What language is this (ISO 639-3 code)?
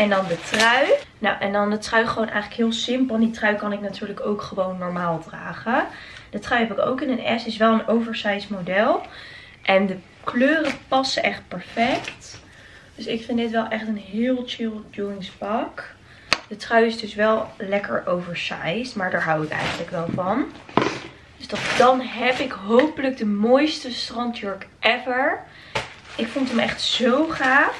nld